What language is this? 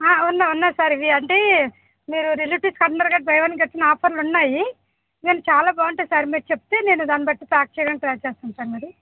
Telugu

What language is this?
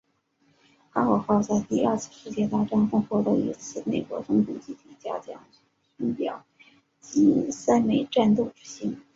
Chinese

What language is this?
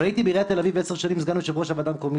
Hebrew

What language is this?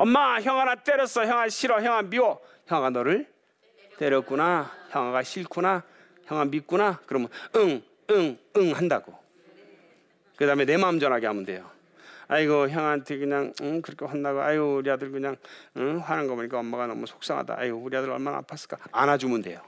Korean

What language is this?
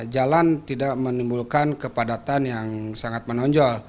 Indonesian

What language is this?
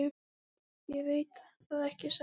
Icelandic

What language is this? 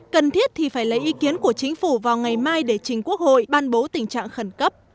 Vietnamese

